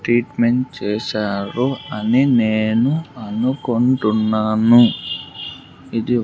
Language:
Telugu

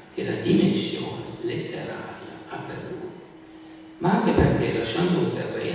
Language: Italian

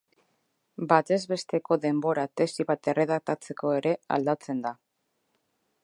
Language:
Basque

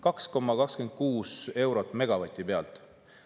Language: Estonian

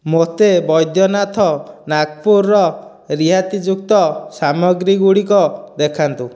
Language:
Odia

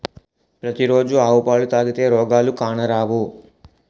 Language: Telugu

